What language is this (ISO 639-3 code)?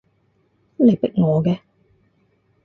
yue